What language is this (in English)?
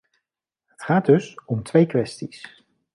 Dutch